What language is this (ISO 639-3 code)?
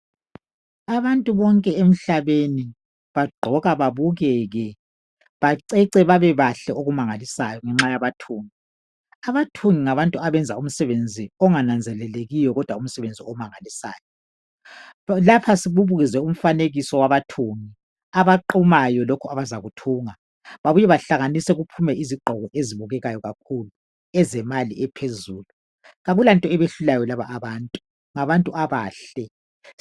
nde